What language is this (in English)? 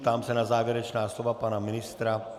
Czech